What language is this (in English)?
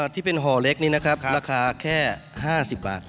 Thai